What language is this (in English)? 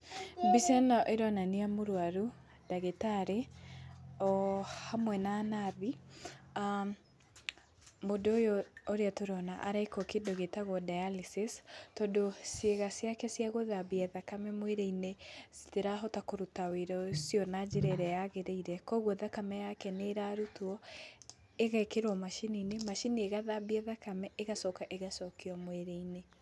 Kikuyu